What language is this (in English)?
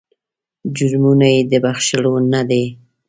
Pashto